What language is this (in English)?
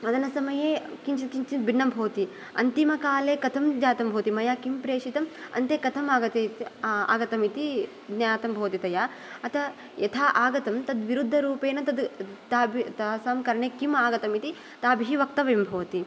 Sanskrit